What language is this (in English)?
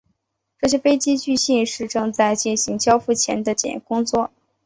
Chinese